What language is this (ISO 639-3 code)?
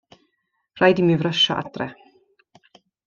cym